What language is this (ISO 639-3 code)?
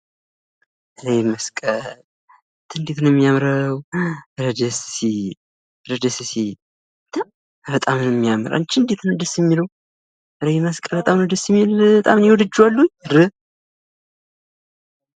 amh